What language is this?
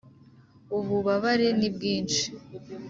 Kinyarwanda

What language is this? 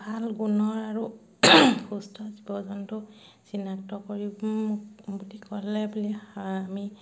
Assamese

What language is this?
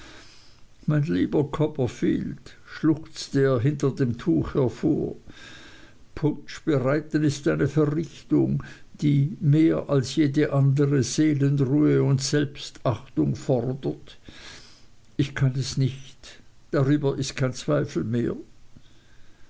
German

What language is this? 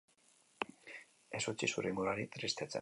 Basque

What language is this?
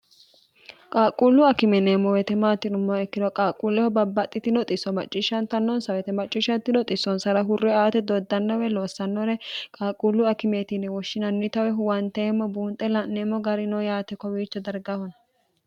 Sidamo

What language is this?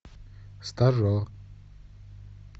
Russian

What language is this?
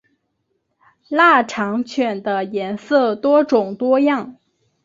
Chinese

